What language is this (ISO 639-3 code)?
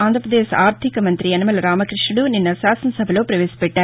tel